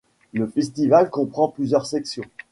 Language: French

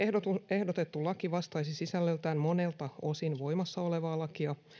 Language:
Finnish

